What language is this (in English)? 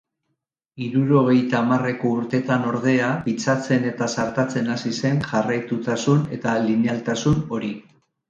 Basque